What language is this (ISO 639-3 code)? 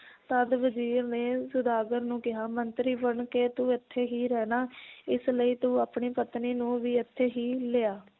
pan